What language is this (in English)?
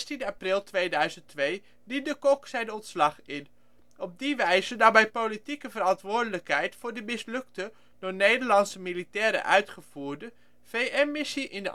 Dutch